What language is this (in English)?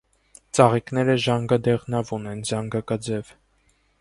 Armenian